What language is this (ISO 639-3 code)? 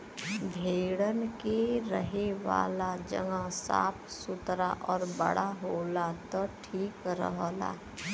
bho